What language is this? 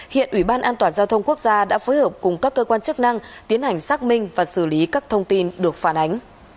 Vietnamese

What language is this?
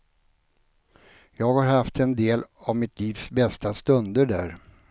Swedish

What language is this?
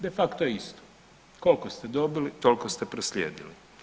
Croatian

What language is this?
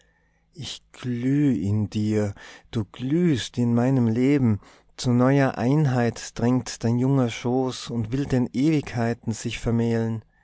German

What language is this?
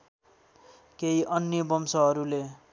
Nepali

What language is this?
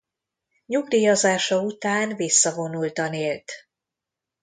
Hungarian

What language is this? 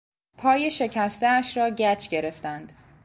Persian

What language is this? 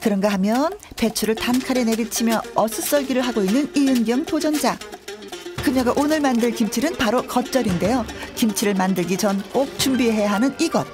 Korean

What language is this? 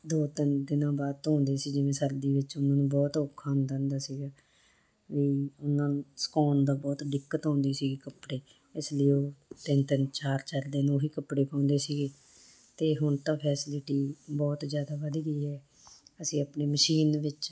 Punjabi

